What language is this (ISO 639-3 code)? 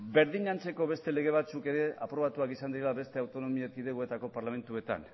eus